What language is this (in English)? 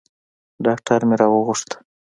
Pashto